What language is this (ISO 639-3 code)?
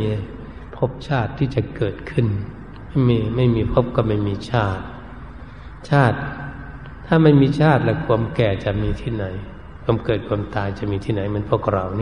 tha